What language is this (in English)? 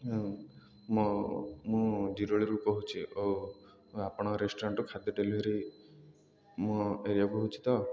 Odia